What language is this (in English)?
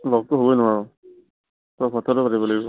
Assamese